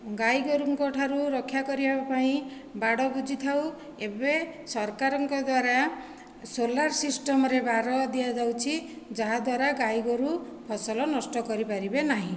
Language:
Odia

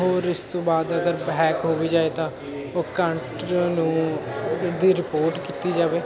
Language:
Punjabi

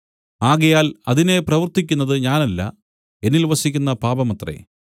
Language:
Malayalam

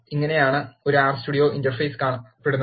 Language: Malayalam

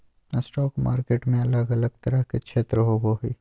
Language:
Magahi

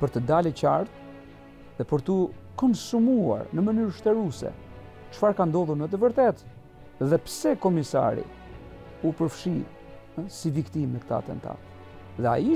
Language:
Romanian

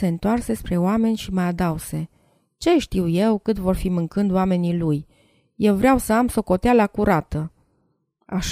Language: Romanian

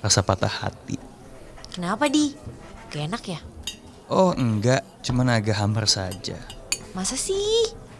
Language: Indonesian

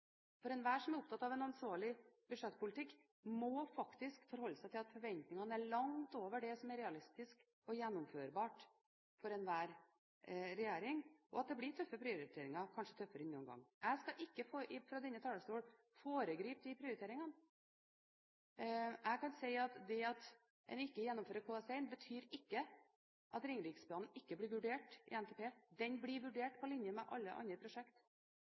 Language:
Norwegian Bokmål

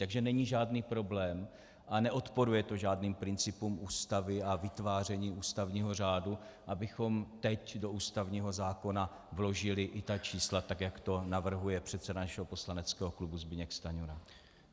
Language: Czech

